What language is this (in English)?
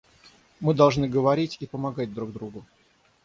Russian